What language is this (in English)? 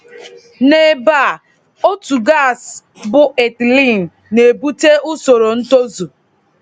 Igbo